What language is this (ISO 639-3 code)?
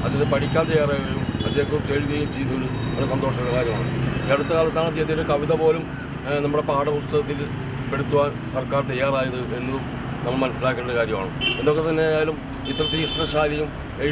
mal